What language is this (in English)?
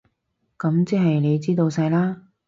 Cantonese